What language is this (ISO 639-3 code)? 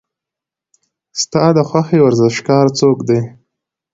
pus